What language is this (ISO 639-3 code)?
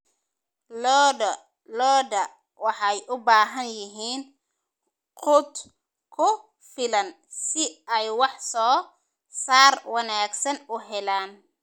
som